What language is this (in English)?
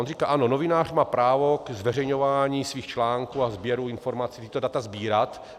Czech